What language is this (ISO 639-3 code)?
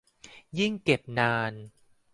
tha